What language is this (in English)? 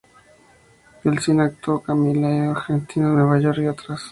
Spanish